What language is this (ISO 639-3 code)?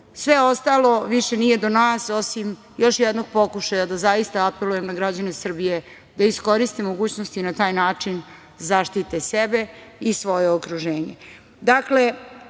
srp